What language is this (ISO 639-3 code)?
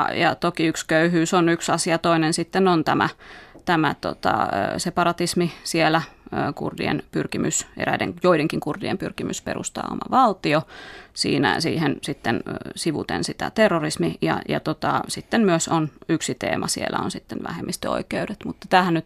fin